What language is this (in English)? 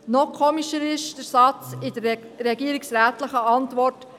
Swiss German